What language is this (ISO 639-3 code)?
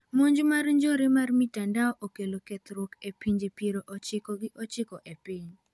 luo